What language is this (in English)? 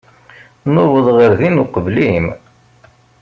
Kabyle